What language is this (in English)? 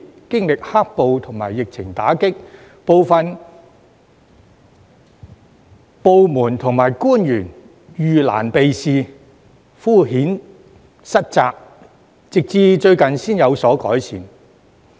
Cantonese